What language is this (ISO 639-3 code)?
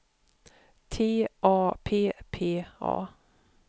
swe